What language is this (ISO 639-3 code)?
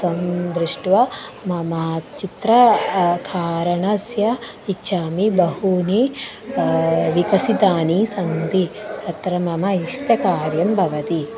san